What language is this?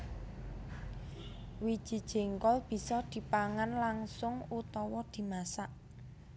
Javanese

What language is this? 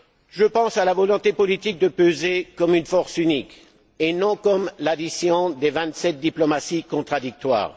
French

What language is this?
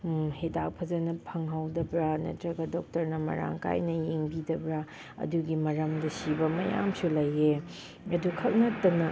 Manipuri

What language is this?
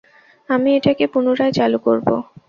Bangla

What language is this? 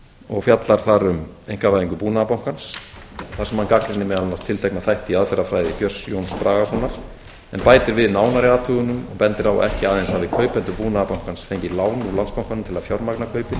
Icelandic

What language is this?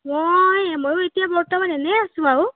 Assamese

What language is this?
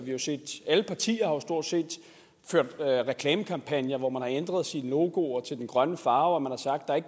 Danish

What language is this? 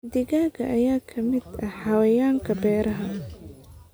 Somali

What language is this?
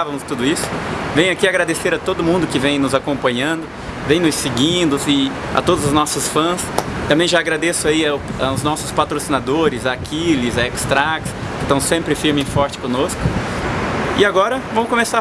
Portuguese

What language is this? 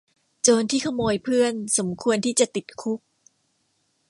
Thai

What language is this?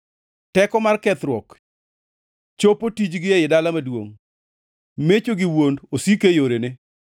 Luo (Kenya and Tanzania)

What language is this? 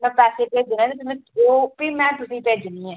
Dogri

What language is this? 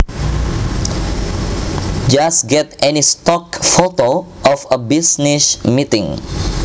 Javanese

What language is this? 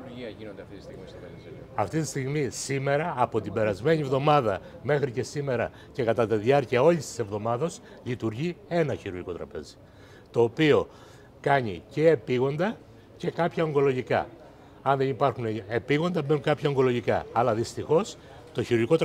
Greek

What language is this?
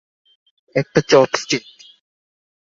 Bangla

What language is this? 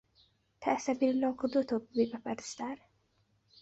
Central Kurdish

